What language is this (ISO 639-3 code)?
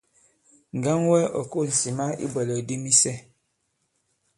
abb